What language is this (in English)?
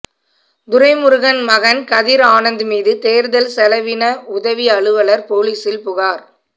Tamil